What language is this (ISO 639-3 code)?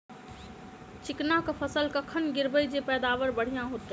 mai